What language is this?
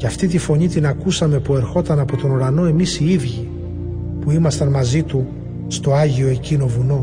Greek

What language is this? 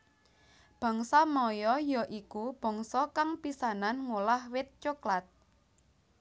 Javanese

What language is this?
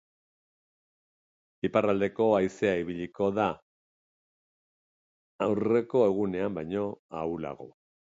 Basque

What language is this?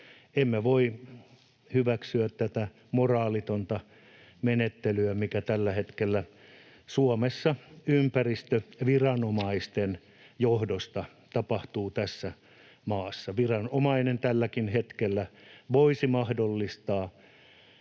Finnish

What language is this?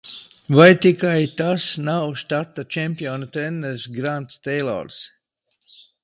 Latvian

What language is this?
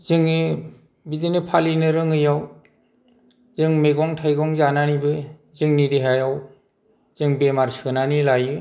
Bodo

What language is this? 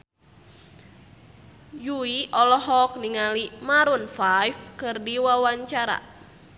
Sundanese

